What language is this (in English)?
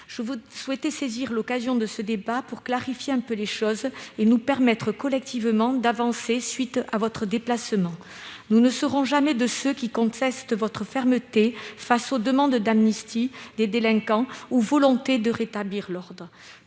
French